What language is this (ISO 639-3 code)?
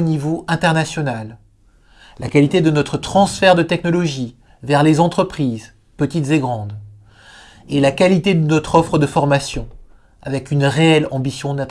fra